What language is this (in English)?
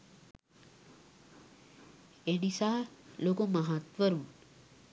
Sinhala